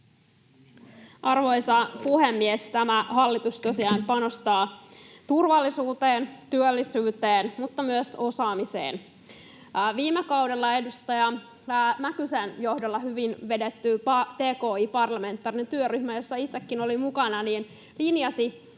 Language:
Finnish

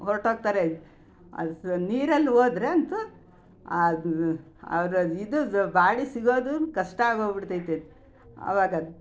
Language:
Kannada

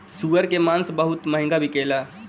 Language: Bhojpuri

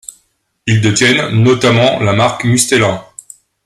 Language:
French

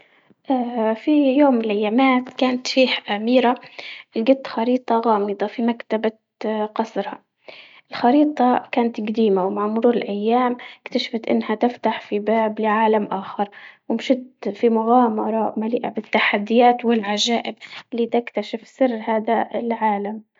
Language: Libyan Arabic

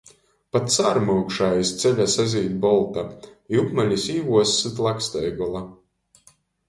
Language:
Latgalian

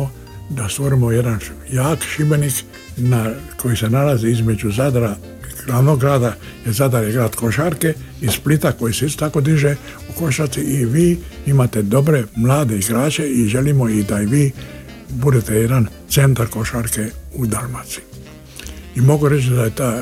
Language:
Croatian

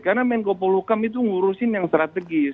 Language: Indonesian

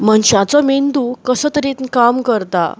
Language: Konkani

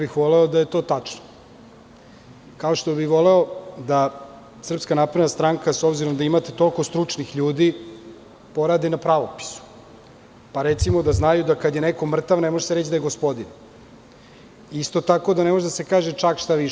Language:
Serbian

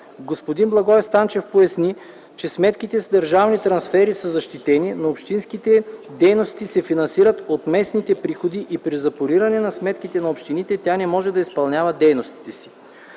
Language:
Bulgarian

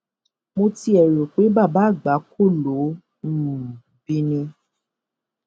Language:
Yoruba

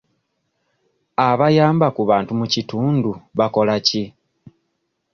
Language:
Ganda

